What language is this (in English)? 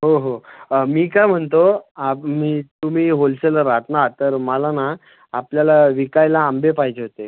Marathi